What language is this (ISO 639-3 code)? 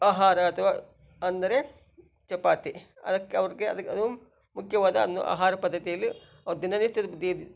kan